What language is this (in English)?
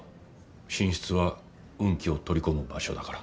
Japanese